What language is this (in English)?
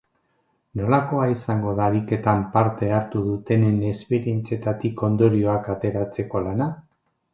Basque